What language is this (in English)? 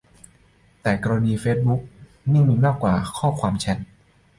Thai